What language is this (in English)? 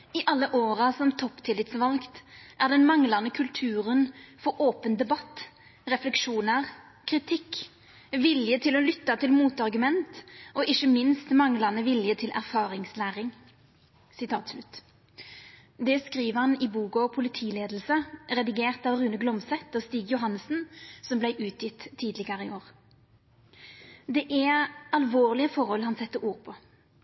Norwegian Nynorsk